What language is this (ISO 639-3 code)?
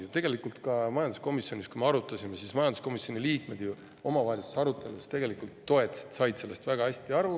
est